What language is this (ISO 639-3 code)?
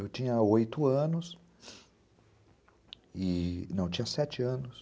por